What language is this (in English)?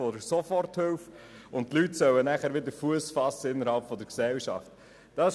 Swiss German